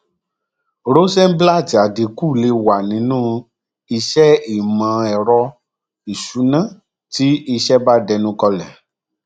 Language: Yoruba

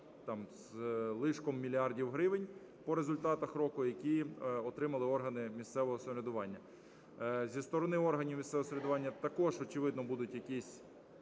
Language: Ukrainian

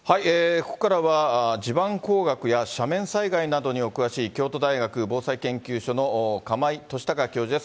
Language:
Japanese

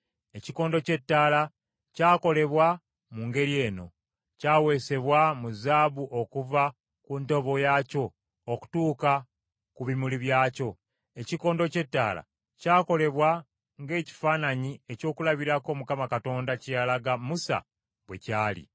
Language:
Ganda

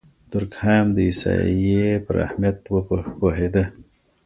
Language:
Pashto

